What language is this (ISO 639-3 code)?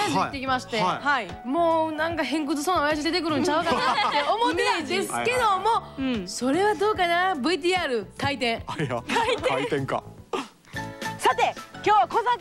jpn